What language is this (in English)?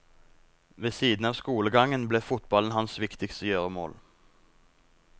Norwegian